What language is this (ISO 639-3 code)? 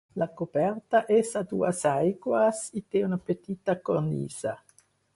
cat